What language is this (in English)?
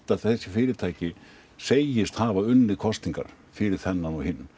Icelandic